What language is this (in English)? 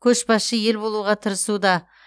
Kazakh